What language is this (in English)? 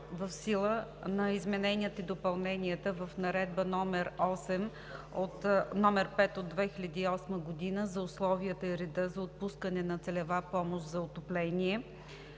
Bulgarian